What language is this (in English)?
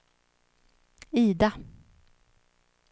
Swedish